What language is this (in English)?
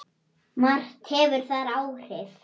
Icelandic